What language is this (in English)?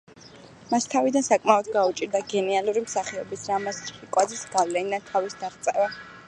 Georgian